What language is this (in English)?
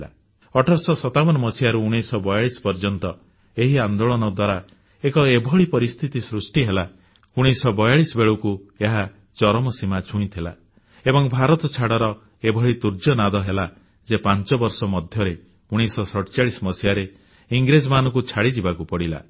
Odia